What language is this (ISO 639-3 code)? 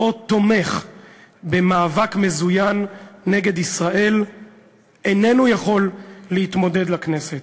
heb